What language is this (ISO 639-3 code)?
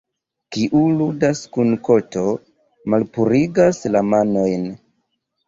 epo